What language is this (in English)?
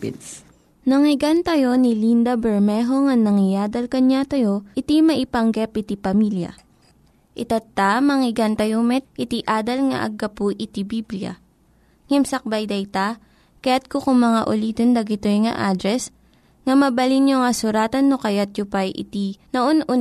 Filipino